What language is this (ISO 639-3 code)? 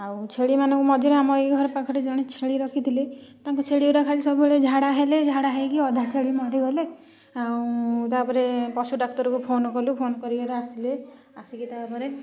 ori